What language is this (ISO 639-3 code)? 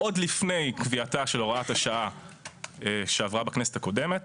heb